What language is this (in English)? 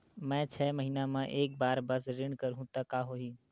Chhattisgarhi